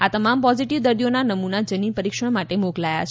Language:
Gujarati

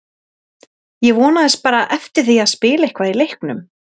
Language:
Icelandic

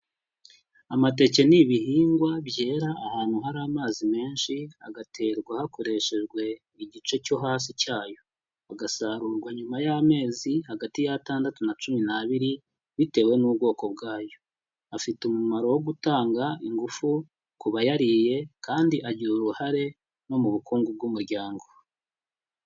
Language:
Kinyarwanda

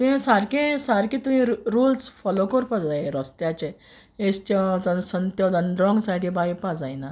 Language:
Konkani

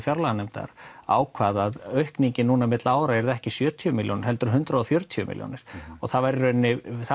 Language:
Icelandic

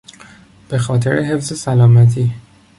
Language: Persian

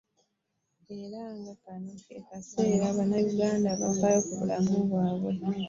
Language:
Ganda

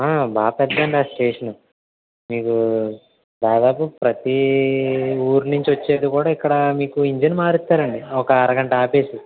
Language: Telugu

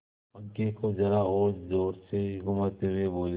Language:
Hindi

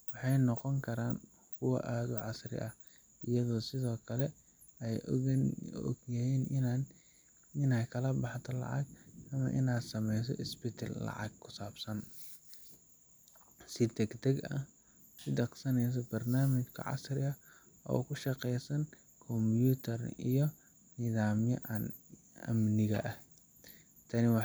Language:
Somali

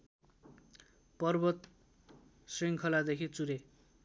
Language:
Nepali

